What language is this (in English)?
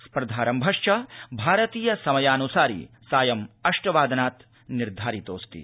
Sanskrit